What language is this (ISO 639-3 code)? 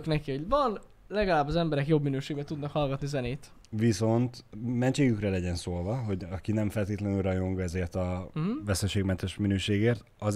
hun